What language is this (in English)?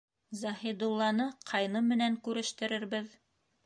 Bashkir